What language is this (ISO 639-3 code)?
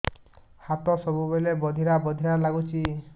ori